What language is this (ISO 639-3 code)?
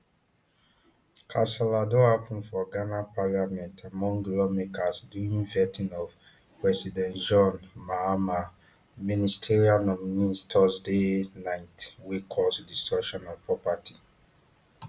pcm